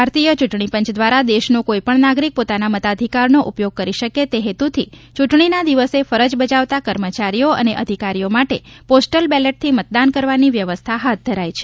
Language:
Gujarati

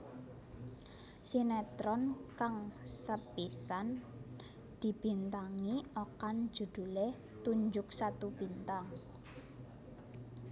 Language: Javanese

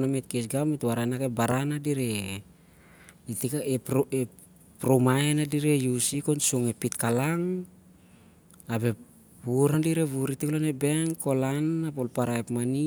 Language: Siar-Lak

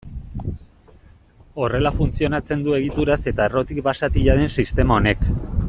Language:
Basque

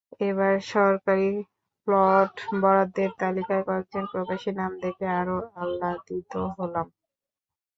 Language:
Bangla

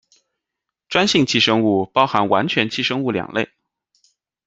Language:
Chinese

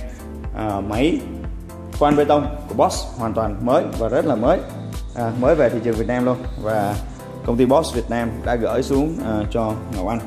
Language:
Vietnamese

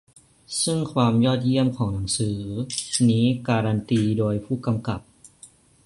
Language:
Thai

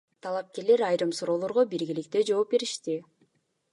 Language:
Kyrgyz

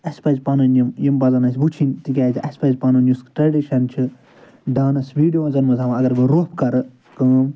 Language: Kashmiri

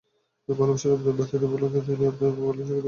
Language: Bangla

